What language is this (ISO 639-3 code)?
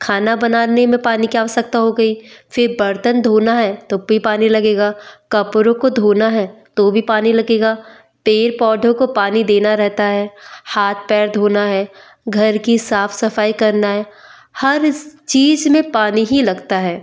hin